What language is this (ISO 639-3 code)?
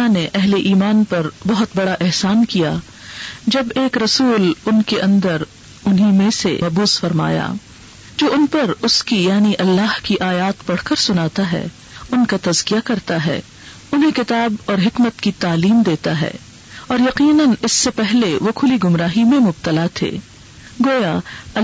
urd